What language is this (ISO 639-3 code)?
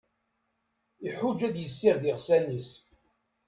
kab